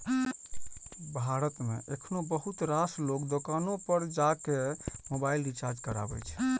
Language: Maithili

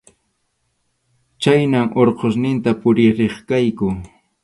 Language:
Arequipa-La Unión Quechua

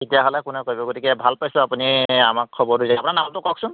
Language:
Assamese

